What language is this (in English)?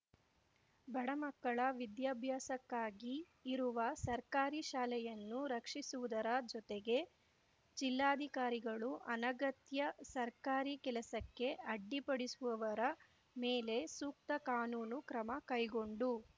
Kannada